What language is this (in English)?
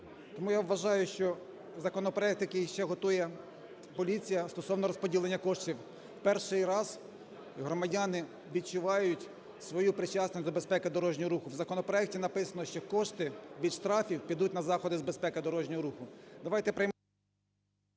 Ukrainian